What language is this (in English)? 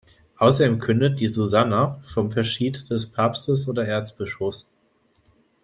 German